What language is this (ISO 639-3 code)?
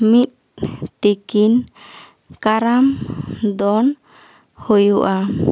sat